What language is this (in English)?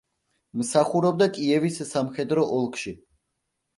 Georgian